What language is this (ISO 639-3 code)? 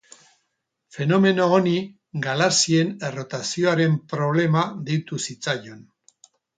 eus